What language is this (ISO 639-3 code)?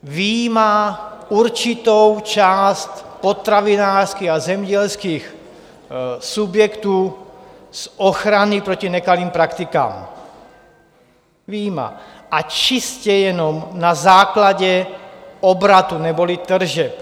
ces